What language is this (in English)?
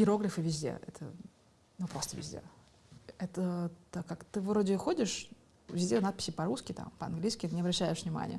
Russian